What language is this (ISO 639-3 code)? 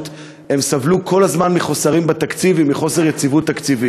heb